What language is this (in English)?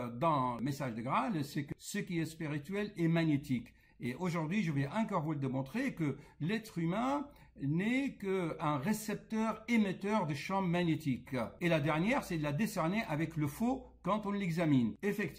French